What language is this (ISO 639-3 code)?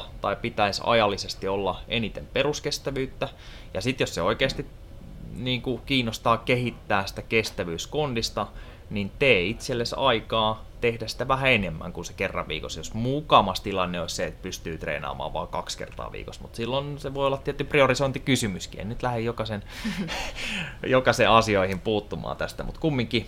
fin